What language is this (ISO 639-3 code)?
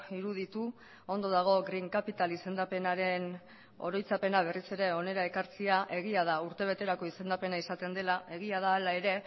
eus